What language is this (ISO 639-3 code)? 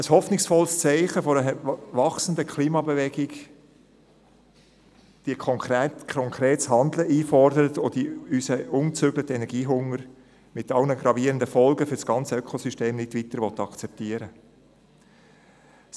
gsw